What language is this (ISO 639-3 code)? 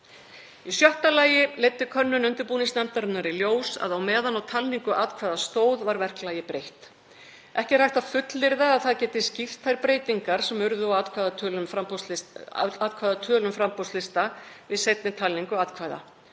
isl